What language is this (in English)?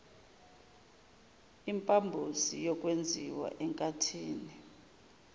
Zulu